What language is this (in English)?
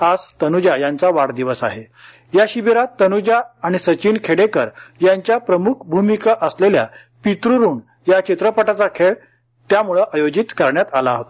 Marathi